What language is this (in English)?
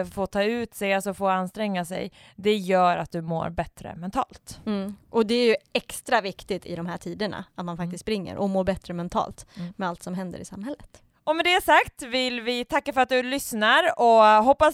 Swedish